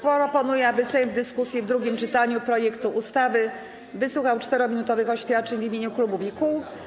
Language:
Polish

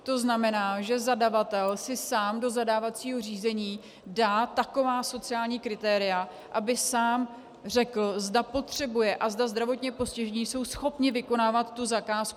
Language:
Czech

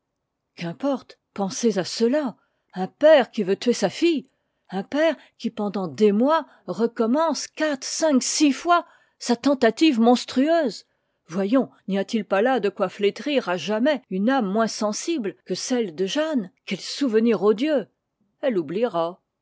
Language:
French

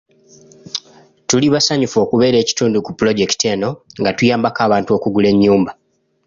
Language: Ganda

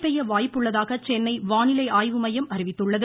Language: Tamil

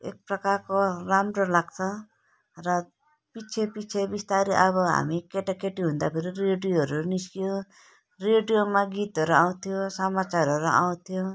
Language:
Nepali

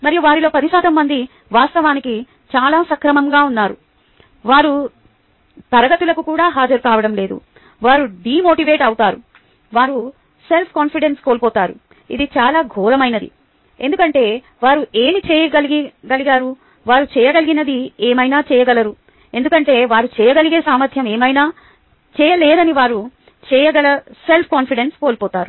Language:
Telugu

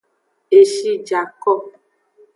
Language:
Aja (Benin)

